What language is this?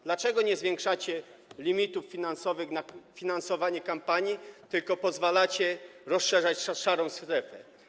Polish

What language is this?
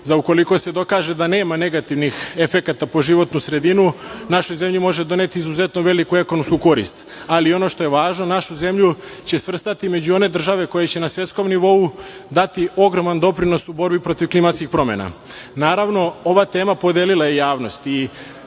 Serbian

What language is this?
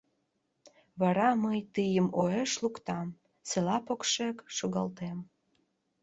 Mari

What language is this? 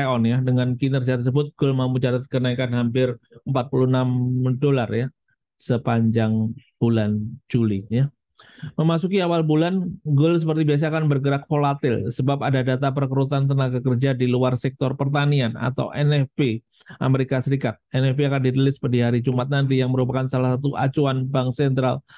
Indonesian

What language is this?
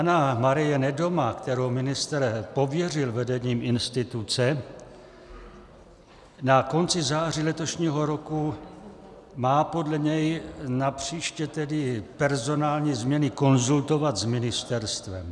Czech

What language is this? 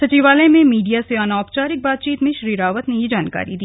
Hindi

